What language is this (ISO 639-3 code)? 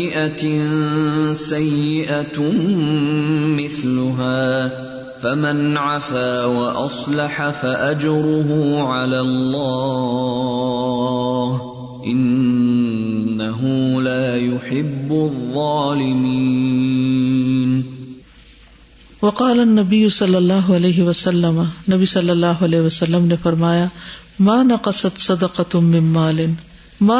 urd